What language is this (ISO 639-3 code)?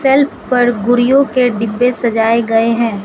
hin